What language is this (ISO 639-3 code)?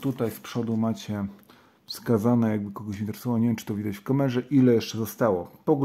pol